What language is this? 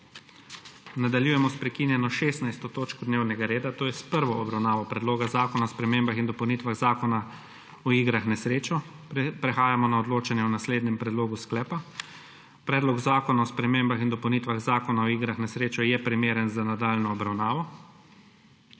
Slovenian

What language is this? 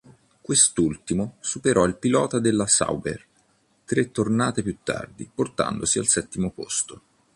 Italian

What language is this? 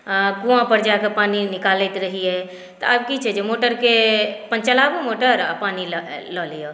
Maithili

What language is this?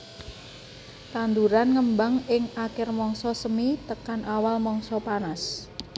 Javanese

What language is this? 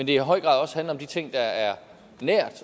Danish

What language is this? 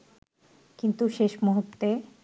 Bangla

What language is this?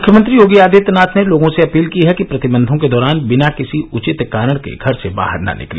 Hindi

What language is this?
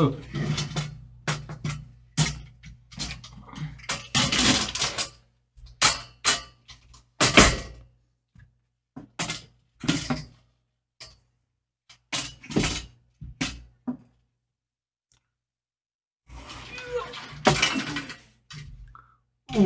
Korean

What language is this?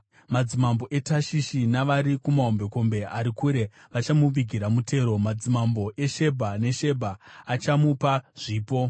Shona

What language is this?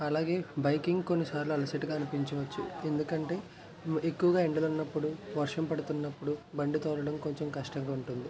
Telugu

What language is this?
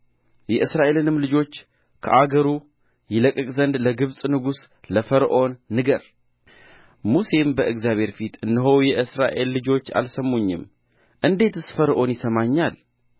Amharic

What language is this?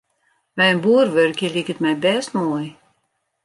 Western Frisian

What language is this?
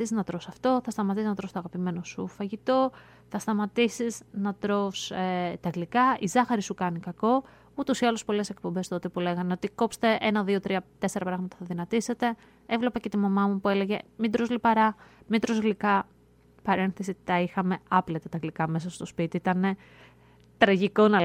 Greek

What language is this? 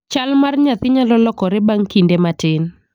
Luo (Kenya and Tanzania)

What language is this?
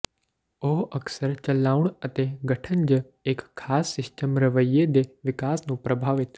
Punjabi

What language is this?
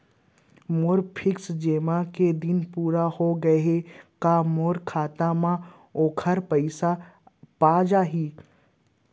Chhattisgarhi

